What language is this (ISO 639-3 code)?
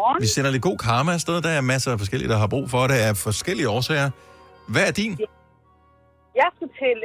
dan